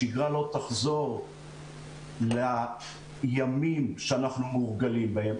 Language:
Hebrew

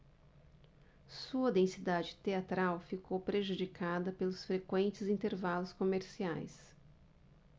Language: Portuguese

